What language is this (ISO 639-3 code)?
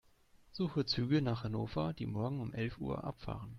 deu